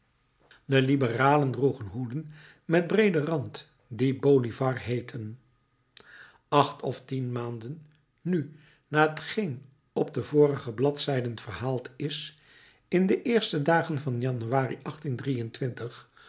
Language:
Dutch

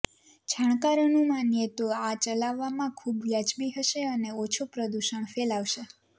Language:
Gujarati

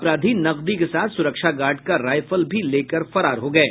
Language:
Hindi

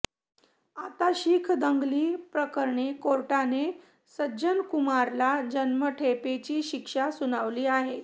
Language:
Marathi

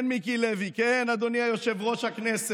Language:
Hebrew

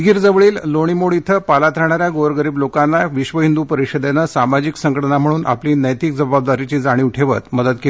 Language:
Marathi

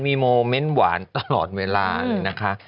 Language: Thai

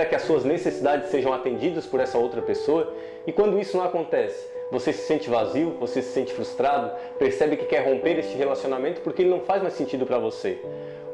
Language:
Portuguese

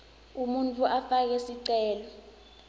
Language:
Swati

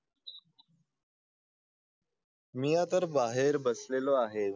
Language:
Marathi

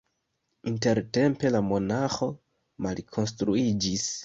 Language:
Esperanto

